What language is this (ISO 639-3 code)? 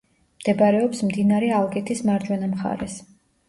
kat